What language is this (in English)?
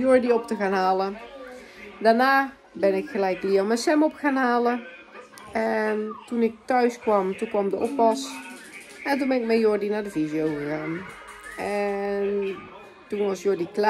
Dutch